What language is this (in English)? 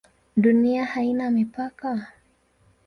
Swahili